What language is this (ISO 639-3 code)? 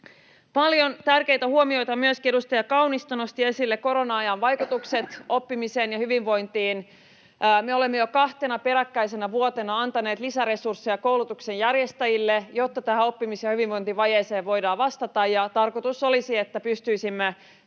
fin